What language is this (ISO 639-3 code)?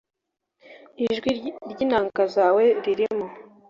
kin